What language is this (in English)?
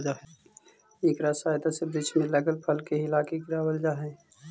Magahi